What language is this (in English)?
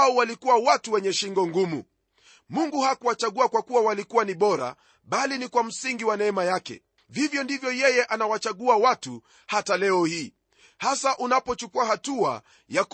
Swahili